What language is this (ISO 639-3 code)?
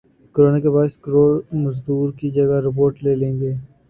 urd